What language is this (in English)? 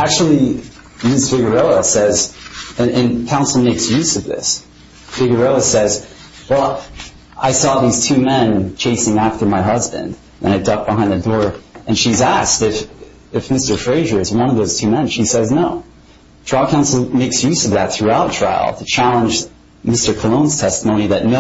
English